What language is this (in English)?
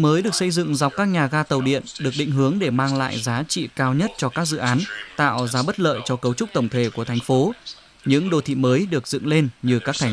Vietnamese